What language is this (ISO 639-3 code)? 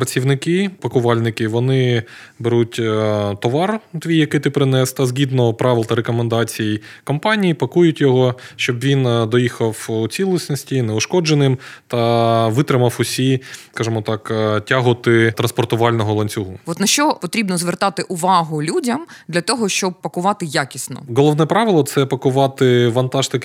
ukr